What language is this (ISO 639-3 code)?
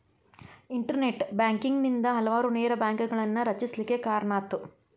kan